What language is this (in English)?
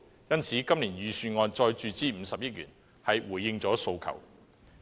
Cantonese